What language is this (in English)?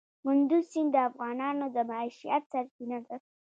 Pashto